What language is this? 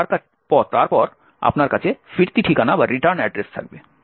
Bangla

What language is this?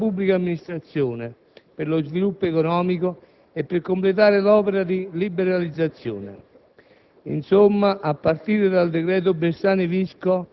Italian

